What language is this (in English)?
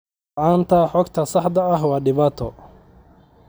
Somali